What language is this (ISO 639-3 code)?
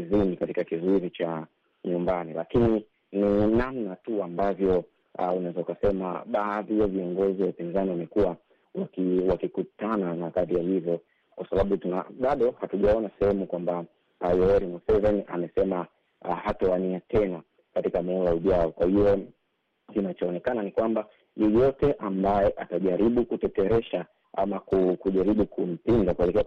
swa